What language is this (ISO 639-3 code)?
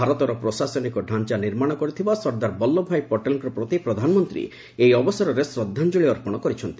ori